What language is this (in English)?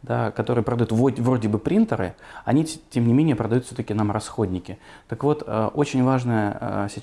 Russian